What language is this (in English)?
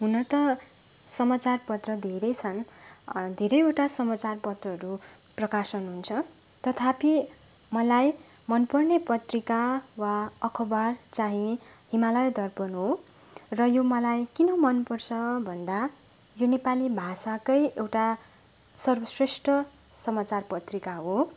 Nepali